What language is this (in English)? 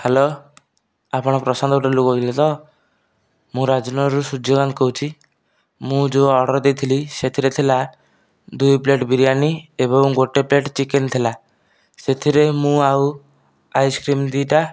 Odia